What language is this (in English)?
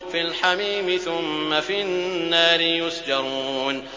Arabic